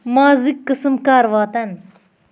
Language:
Kashmiri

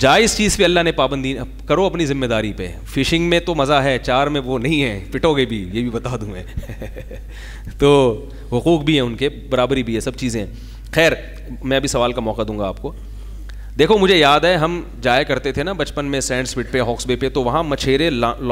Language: Hindi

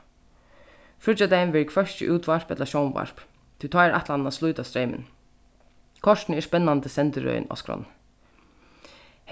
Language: Faroese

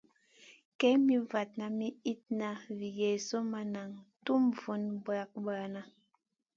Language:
Masana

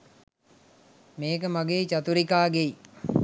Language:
Sinhala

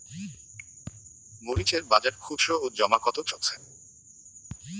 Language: Bangla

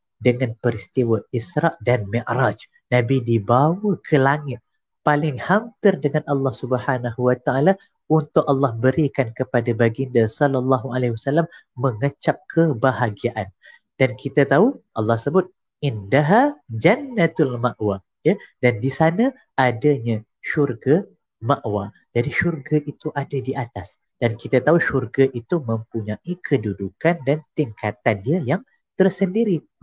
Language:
Malay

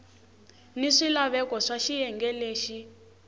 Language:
Tsonga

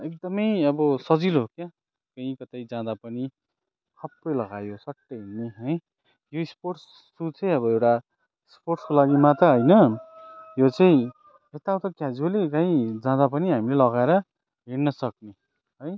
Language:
Nepali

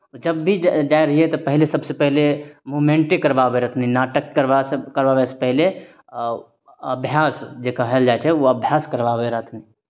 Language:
Maithili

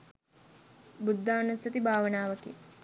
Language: Sinhala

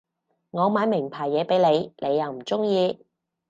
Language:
Cantonese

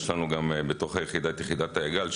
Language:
Hebrew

